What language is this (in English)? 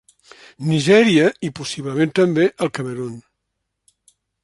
Catalan